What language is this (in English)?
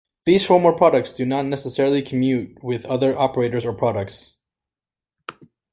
English